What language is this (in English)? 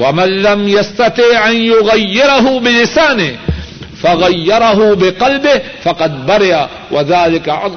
Urdu